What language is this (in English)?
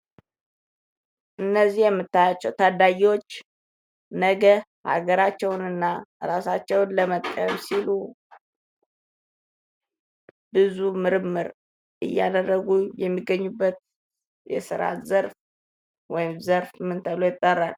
Amharic